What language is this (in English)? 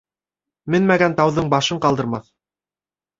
Bashkir